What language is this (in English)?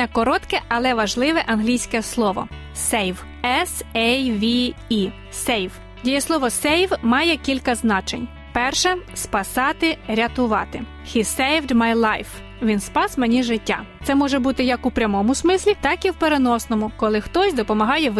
Ukrainian